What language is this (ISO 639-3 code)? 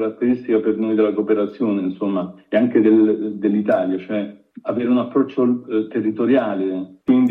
ita